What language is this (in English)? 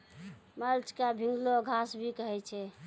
Maithili